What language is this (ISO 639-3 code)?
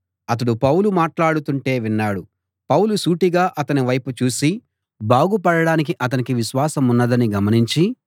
tel